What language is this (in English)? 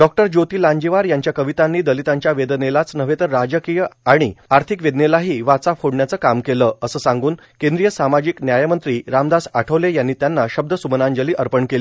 Marathi